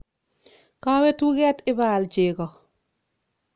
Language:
Kalenjin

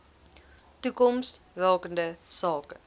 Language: Afrikaans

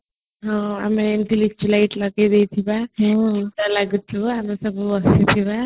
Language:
Odia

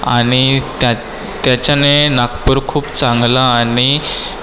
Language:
Marathi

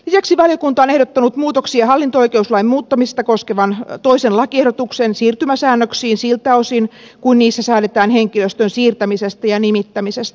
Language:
Finnish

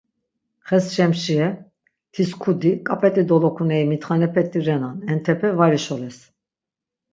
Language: Laz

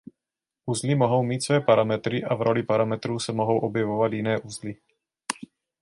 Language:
Czech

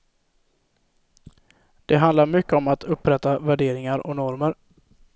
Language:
Swedish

